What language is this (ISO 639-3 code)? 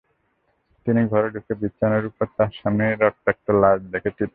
ben